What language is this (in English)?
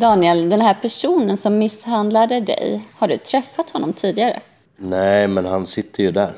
Swedish